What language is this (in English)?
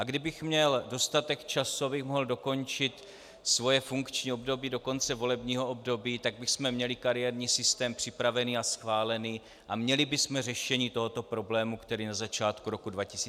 Czech